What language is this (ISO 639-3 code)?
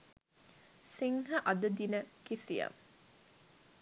sin